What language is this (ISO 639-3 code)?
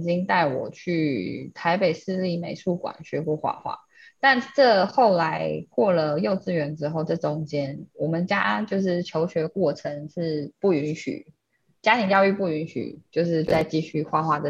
zho